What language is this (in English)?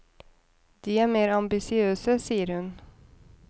Norwegian